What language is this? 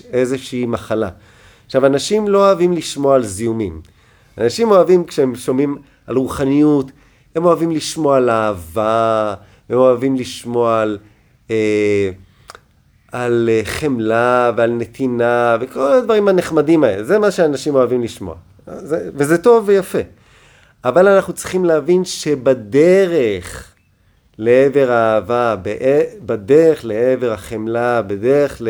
Hebrew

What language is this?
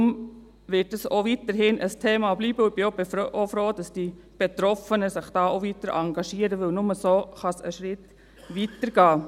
Swiss German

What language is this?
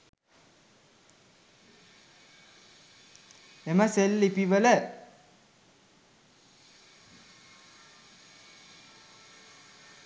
Sinhala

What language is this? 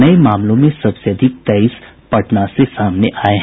Hindi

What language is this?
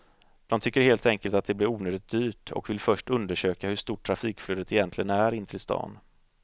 Swedish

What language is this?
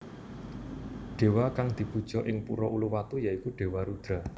Javanese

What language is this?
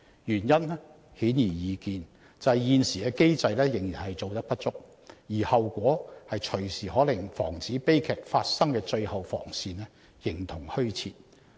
Cantonese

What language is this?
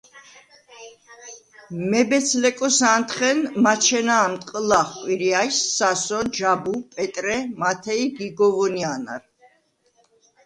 Svan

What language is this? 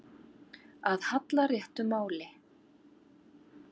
Icelandic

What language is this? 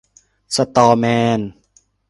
Thai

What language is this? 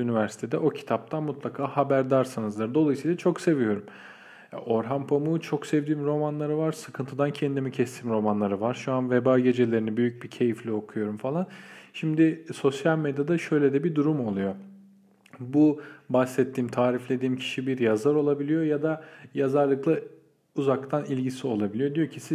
Turkish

